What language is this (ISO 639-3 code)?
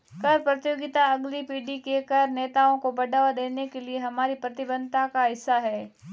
hin